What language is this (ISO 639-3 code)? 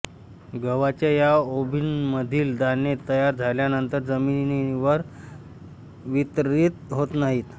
mar